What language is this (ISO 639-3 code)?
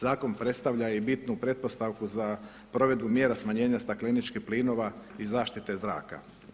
hrv